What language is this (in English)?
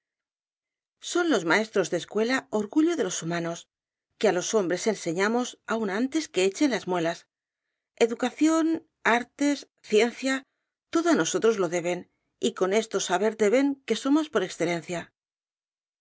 Spanish